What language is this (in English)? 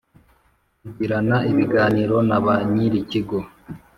Kinyarwanda